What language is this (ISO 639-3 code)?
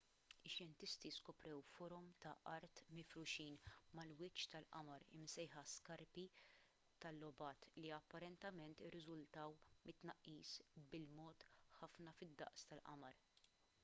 mlt